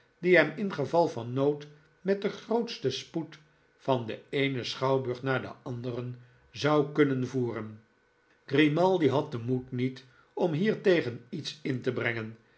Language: Dutch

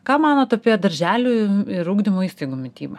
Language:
Lithuanian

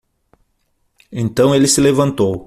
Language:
Portuguese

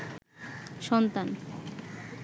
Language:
Bangla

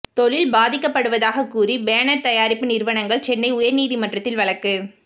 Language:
Tamil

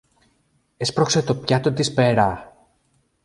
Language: Greek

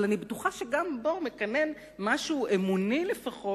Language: Hebrew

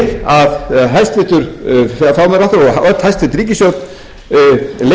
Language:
Icelandic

